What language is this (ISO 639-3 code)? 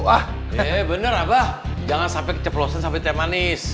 ind